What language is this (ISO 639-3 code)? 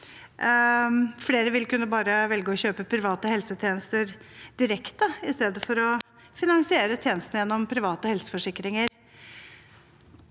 nor